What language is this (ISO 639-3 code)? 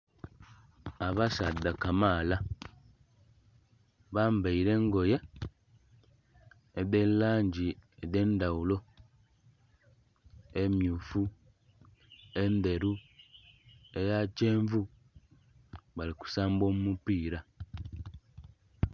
xog